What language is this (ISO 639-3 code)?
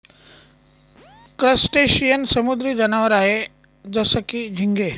mar